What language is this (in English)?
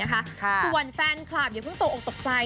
Thai